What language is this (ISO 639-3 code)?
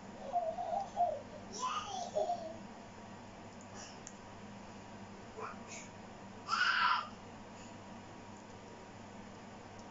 fil